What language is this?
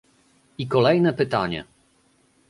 Polish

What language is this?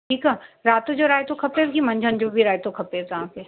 Sindhi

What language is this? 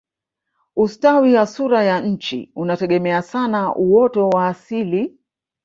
Swahili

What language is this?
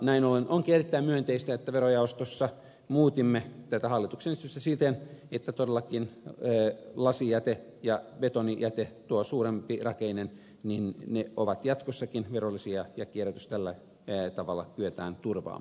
Finnish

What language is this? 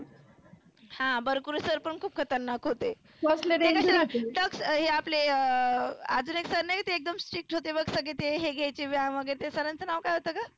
Marathi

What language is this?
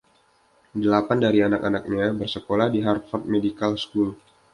Indonesian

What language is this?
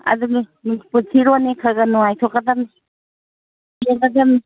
Manipuri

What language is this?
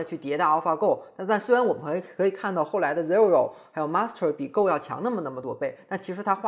Chinese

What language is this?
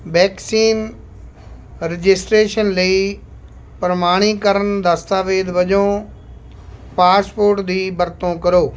Punjabi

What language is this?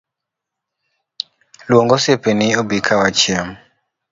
Luo (Kenya and Tanzania)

